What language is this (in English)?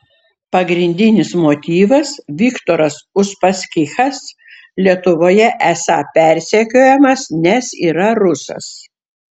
Lithuanian